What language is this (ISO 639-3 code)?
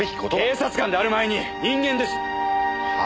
jpn